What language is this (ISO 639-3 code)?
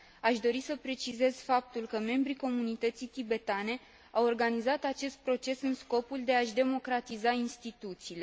ron